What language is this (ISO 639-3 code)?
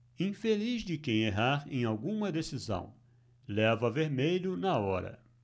por